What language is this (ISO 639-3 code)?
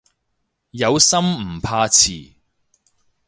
yue